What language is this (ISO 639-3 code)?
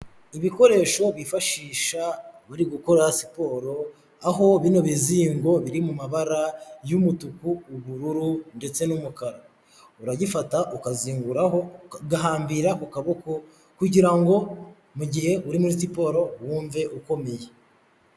kin